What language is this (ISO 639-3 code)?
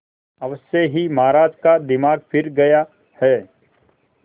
hin